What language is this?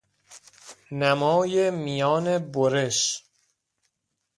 Persian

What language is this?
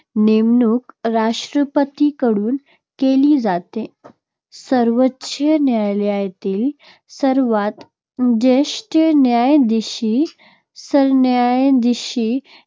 Marathi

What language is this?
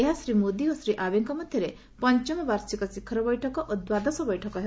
Odia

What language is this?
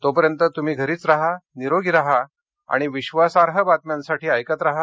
Marathi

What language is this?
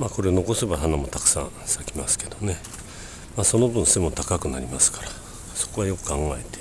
Japanese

